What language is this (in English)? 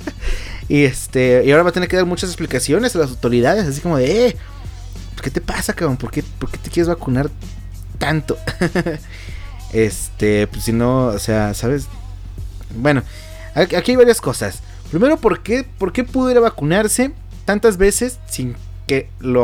Spanish